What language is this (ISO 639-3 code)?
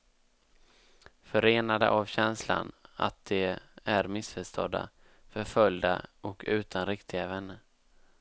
swe